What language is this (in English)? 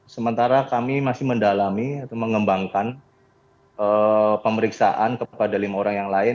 Indonesian